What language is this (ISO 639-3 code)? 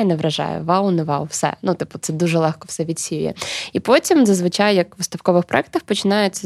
ukr